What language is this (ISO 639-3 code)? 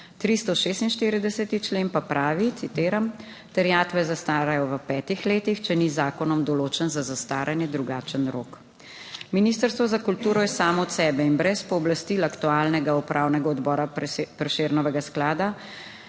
slv